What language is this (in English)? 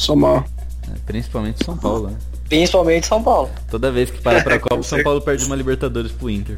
Portuguese